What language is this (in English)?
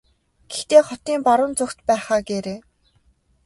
Mongolian